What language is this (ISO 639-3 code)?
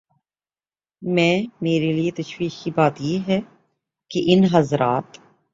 urd